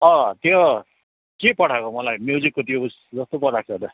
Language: Nepali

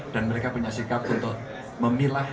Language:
Indonesian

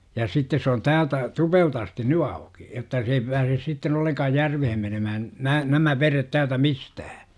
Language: Finnish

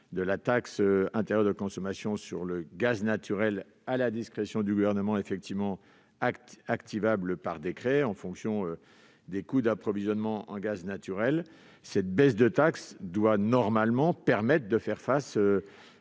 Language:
French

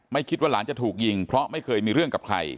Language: Thai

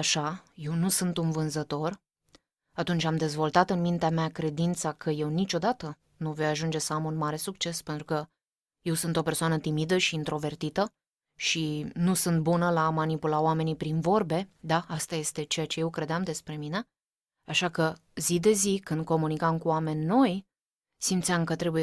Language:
Romanian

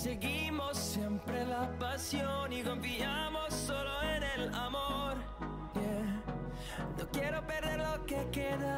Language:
Polish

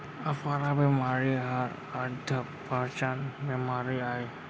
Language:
Chhattisgarhi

